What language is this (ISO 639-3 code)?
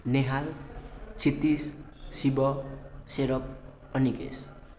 nep